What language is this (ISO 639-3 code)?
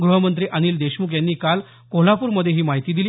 mar